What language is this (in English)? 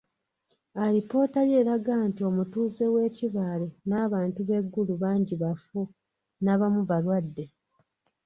Ganda